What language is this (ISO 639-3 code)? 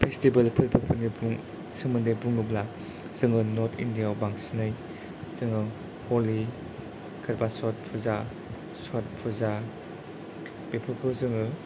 brx